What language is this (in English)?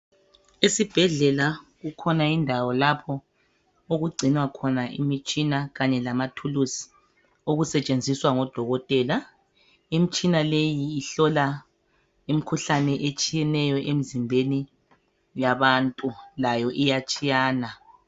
North Ndebele